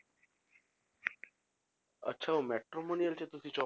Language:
Punjabi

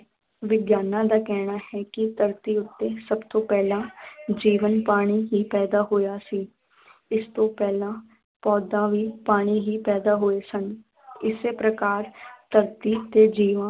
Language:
Punjabi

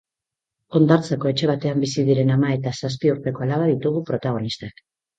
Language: Basque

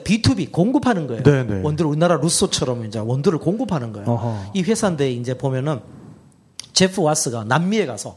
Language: Korean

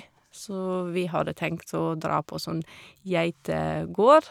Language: Norwegian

